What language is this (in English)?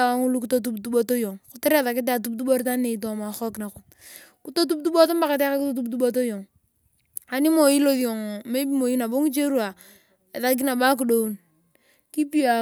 Turkana